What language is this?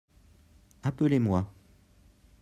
French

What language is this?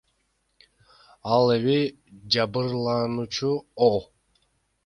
Kyrgyz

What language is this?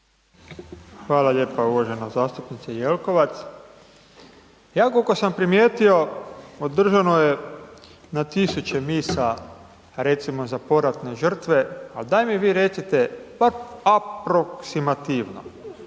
Croatian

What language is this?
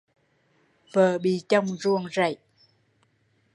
Vietnamese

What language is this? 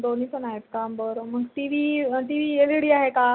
Marathi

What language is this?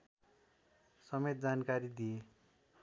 Nepali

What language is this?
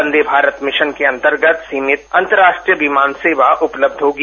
Hindi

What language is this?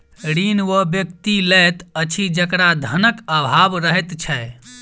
Maithili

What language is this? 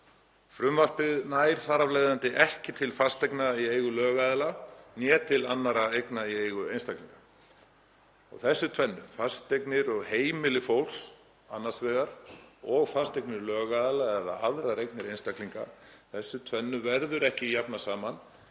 Icelandic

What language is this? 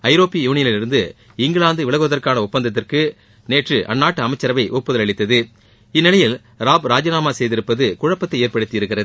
Tamil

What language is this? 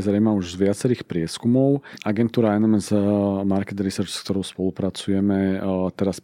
Slovak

